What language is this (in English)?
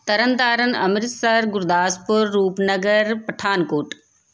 Punjabi